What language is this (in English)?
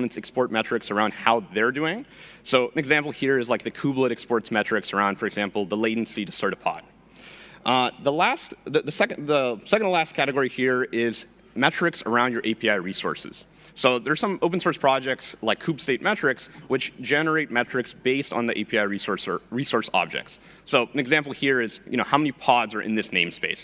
English